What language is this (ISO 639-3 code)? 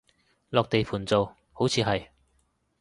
yue